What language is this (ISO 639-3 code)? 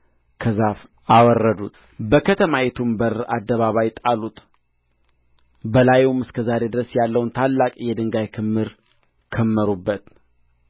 amh